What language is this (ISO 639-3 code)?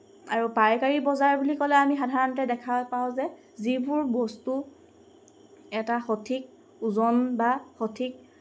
asm